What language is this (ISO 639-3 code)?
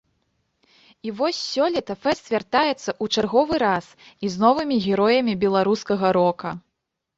bel